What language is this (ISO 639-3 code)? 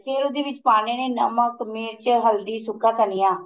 pan